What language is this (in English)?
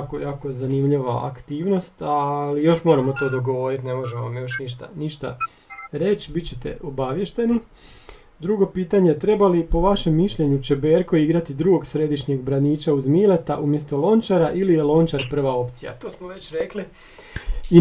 Croatian